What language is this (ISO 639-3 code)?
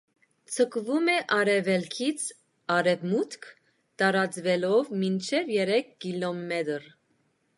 hye